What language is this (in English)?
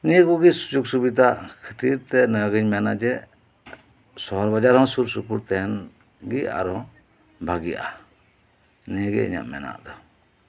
Santali